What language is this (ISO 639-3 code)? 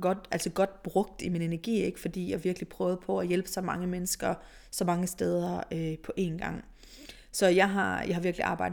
dan